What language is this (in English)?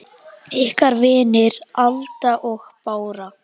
Icelandic